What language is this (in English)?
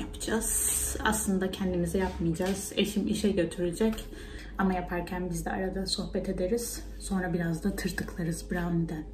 Turkish